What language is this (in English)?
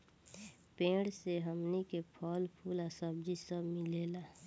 Bhojpuri